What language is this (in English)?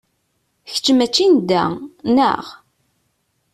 Kabyle